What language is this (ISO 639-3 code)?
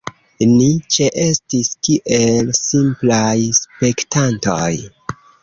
epo